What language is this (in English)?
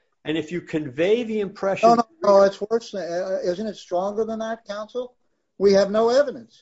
English